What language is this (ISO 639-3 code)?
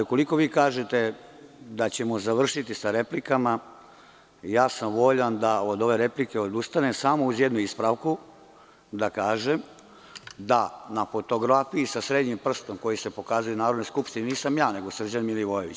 srp